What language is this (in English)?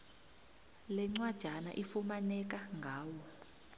South Ndebele